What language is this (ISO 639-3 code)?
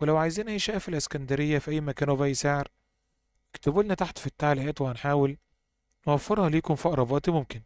ara